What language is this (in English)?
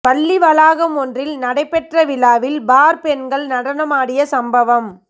Tamil